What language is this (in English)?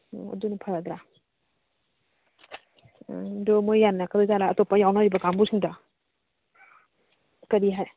Manipuri